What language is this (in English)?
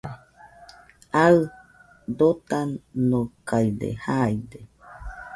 Nüpode Huitoto